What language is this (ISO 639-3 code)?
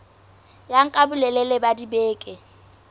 sot